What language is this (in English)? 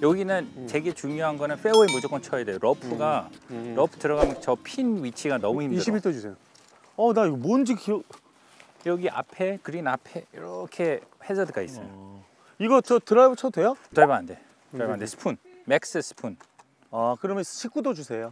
Korean